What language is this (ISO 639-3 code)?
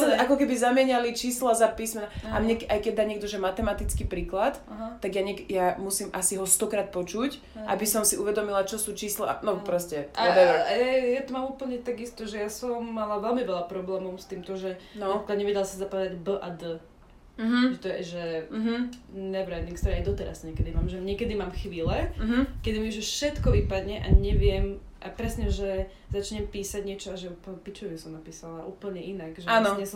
slk